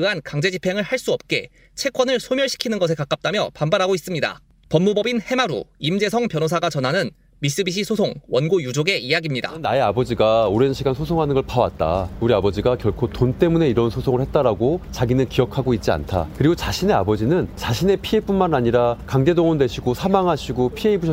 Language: Korean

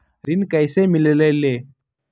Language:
Magahi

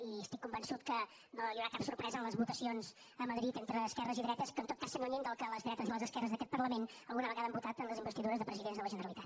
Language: Catalan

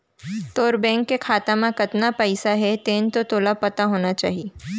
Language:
Chhattisgarhi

